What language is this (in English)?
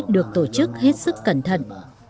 Vietnamese